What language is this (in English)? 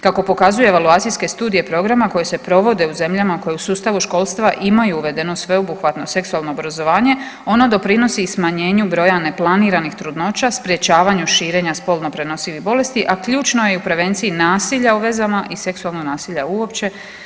Croatian